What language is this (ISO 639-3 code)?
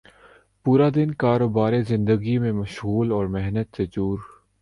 urd